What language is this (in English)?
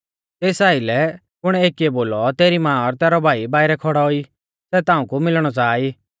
Mahasu Pahari